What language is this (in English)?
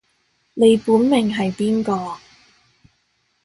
Cantonese